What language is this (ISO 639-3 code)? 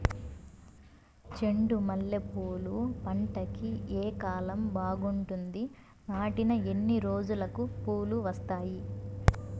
tel